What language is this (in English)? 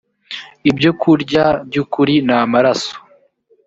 Kinyarwanda